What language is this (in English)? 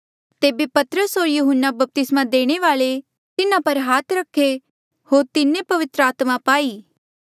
Mandeali